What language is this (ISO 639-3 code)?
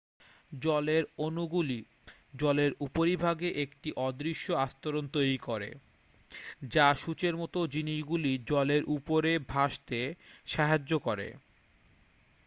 ben